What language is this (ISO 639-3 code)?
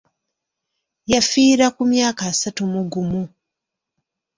lug